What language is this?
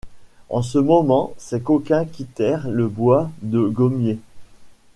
French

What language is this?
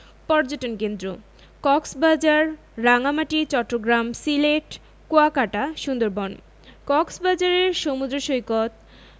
Bangla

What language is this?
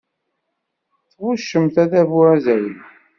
Kabyle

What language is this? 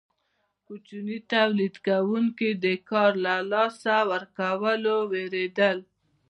Pashto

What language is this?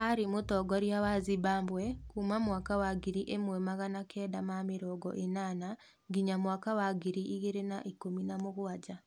Kikuyu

